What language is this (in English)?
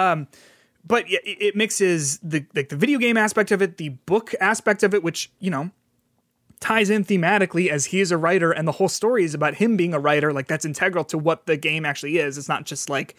English